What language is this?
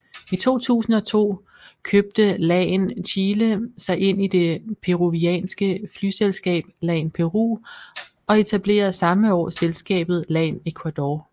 Danish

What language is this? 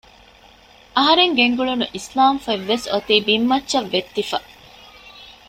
Divehi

